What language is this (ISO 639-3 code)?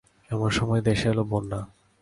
ben